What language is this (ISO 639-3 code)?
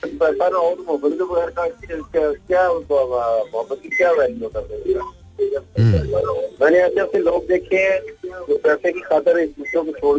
hin